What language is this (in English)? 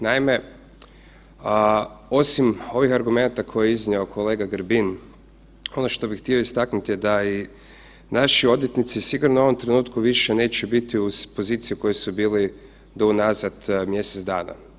Croatian